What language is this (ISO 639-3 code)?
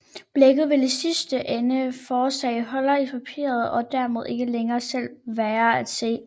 dan